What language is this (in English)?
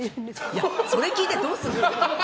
Japanese